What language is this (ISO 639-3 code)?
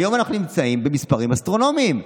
heb